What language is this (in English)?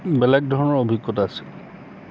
Assamese